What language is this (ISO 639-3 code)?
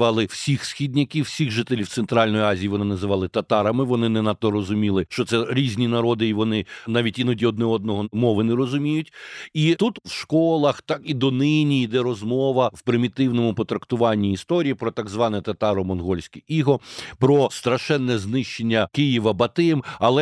ukr